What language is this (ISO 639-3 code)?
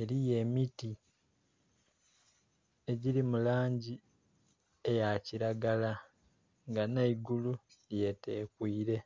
xog